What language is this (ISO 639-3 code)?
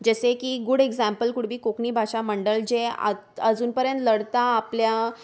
kok